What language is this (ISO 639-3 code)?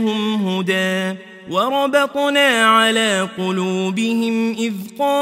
ara